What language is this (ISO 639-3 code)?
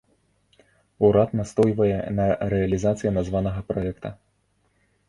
bel